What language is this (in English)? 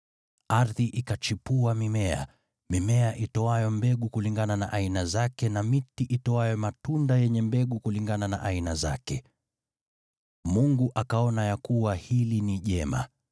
Swahili